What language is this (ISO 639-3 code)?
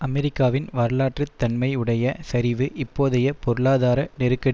tam